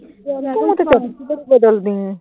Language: Punjabi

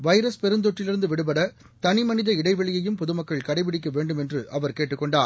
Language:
Tamil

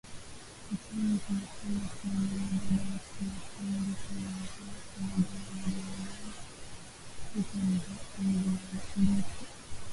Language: Swahili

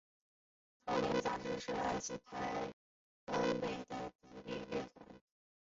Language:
Chinese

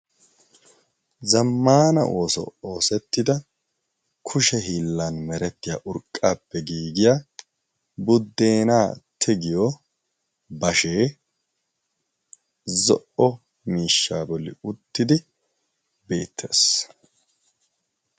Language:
Wolaytta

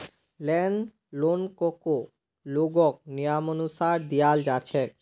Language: Magahi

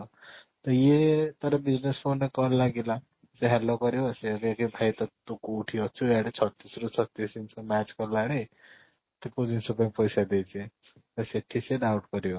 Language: Odia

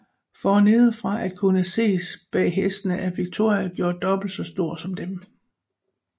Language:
Danish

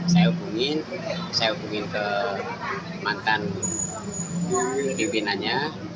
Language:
Indonesian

